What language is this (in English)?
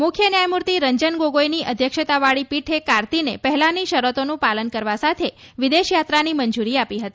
Gujarati